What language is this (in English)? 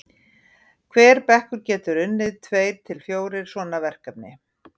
Icelandic